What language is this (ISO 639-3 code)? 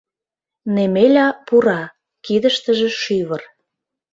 chm